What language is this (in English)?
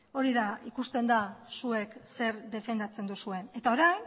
Basque